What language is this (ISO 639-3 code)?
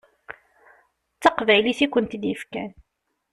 kab